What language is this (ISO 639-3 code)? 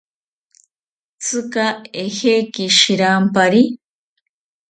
cpy